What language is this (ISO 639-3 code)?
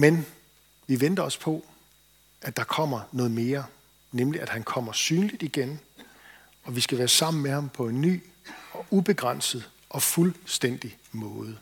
dan